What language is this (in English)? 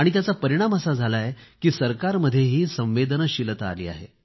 Marathi